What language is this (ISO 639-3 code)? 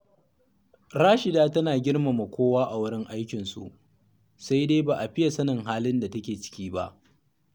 hau